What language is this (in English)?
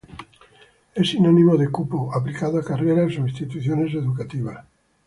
Spanish